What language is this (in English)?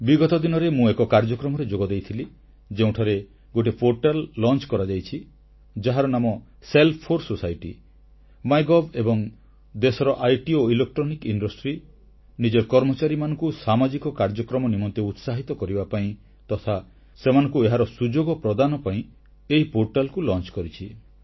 Odia